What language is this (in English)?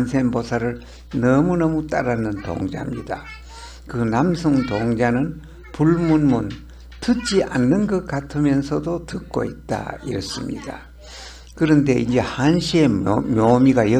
Korean